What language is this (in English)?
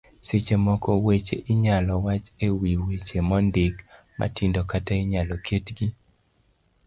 Luo (Kenya and Tanzania)